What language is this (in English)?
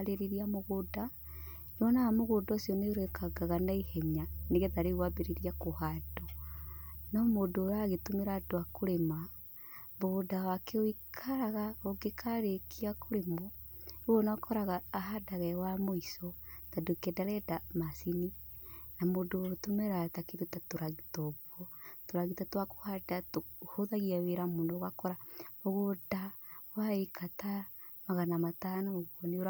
Kikuyu